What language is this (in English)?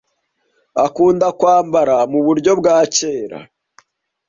Kinyarwanda